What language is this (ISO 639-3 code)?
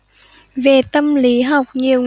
vie